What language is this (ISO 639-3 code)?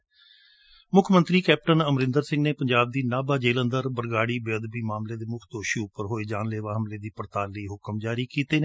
pan